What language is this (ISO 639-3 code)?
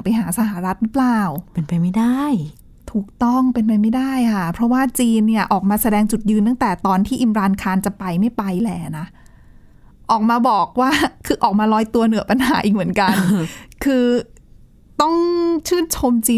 tha